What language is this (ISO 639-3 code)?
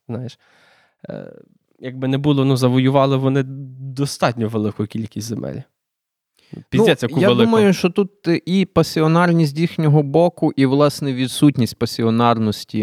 ukr